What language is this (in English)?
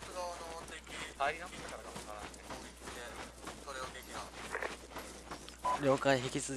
Japanese